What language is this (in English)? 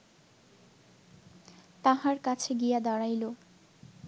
Bangla